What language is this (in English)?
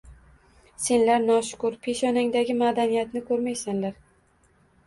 Uzbek